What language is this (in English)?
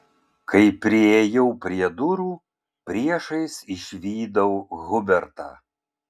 Lithuanian